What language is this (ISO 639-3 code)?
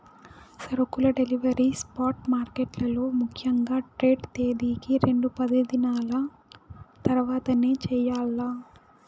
tel